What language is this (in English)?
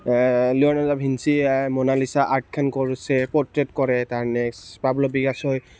Assamese